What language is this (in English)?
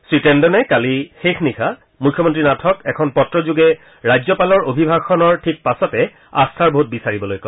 Assamese